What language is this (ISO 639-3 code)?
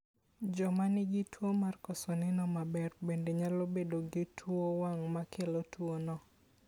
luo